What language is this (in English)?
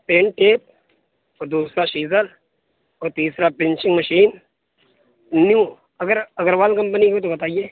Urdu